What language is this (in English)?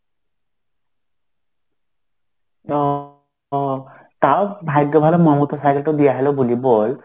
Bangla